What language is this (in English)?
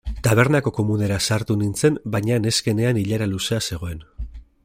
Basque